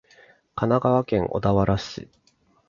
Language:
Japanese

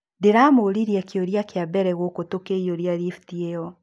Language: Kikuyu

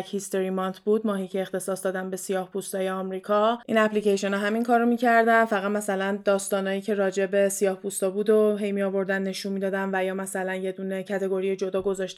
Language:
Persian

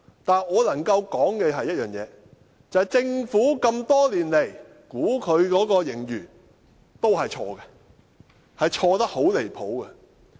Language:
Cantonese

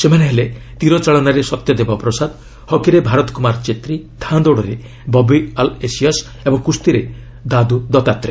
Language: Odia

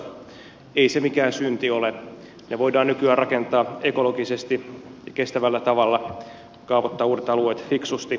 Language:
Finnish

